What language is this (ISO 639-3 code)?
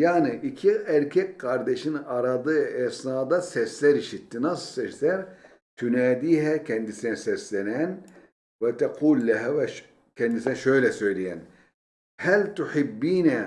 tur